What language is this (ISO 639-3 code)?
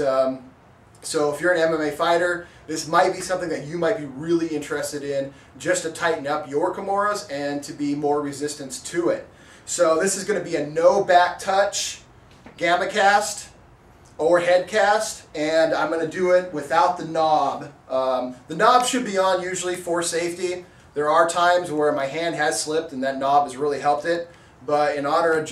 eng